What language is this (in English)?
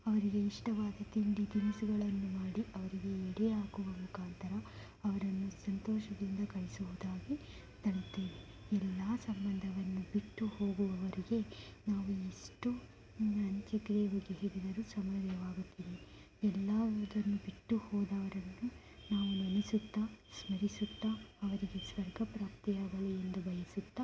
Kannada